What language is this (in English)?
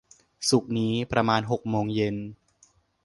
Thai